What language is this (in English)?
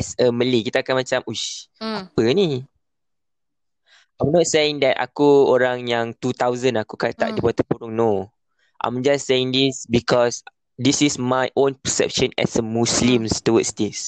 Malay